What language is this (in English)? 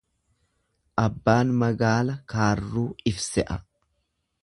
Oromo